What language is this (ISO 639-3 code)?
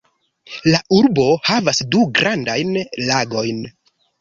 epo